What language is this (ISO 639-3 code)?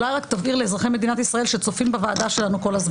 heb